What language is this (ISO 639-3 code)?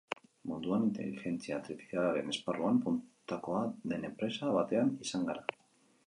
eus